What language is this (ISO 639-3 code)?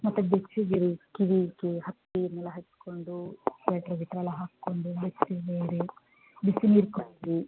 kan